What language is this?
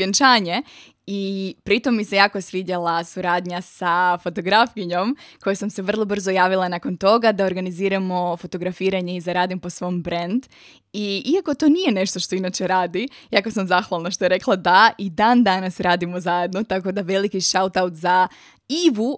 Croatian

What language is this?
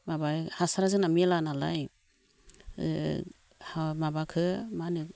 Bodo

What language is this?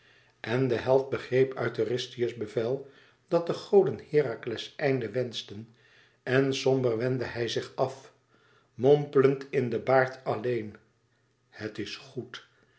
Dutch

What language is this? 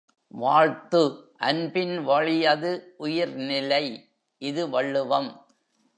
Tamil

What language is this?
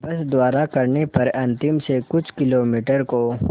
Hindi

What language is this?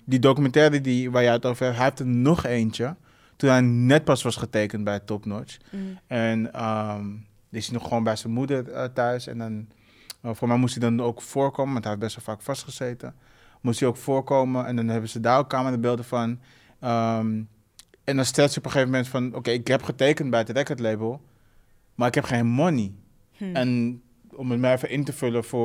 Dutch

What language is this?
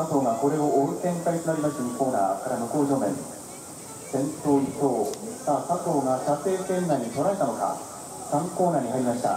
Japanese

